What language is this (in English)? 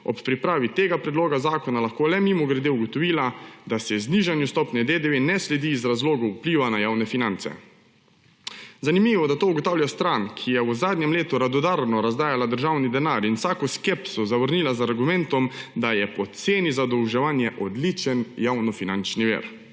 Slovenian